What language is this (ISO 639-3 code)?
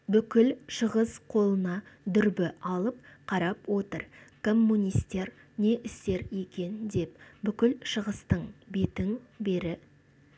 kaz